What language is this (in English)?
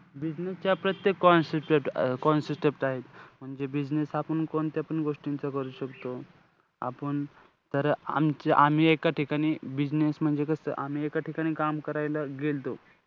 Marathi